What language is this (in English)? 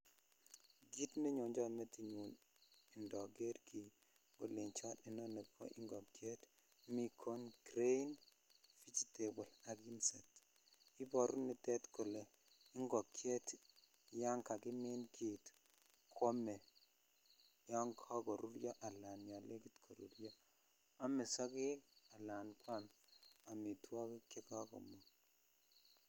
Kalenjin